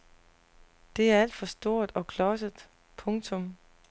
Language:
Danish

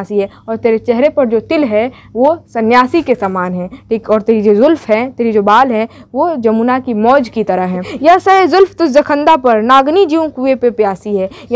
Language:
Hindi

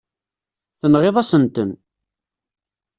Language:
Kabyle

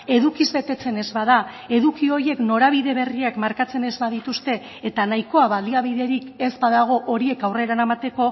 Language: Basque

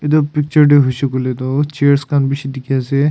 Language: Naga Pidgin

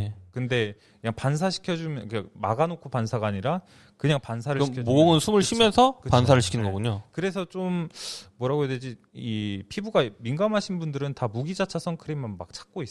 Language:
Korean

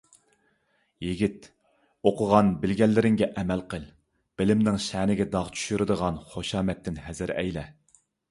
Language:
Uyghur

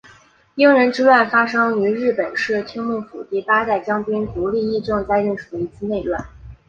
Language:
Chinese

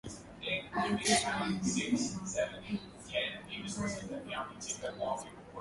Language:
Swahili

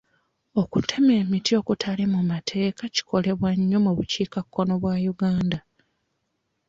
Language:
Ganda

